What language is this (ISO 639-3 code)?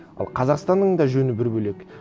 kaz